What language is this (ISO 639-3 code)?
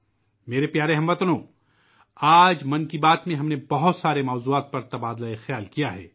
urd